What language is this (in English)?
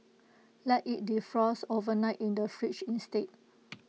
English